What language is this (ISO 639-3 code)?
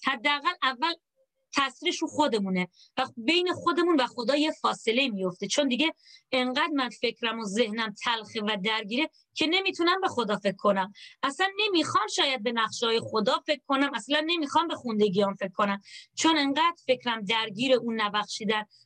fas